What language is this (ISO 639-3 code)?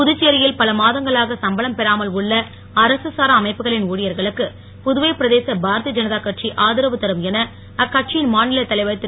tam